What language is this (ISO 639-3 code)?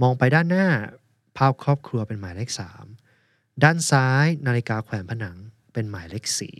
tha